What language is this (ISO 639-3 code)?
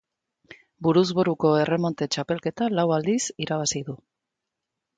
eus